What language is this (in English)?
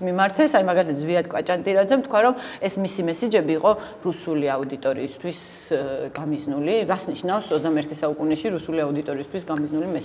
Romanian